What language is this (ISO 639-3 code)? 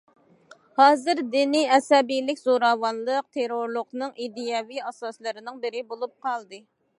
uig